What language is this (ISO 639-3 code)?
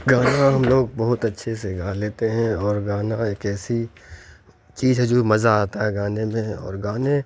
urd